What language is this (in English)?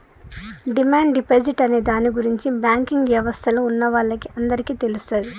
Telugu